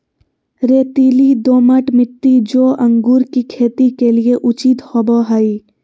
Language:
Magahi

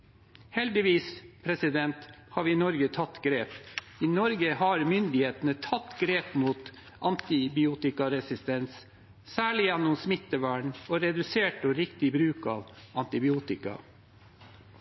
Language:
Norwegian Bokmål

